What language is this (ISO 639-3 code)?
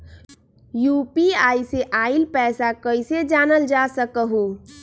mag